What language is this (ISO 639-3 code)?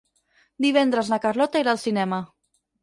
cat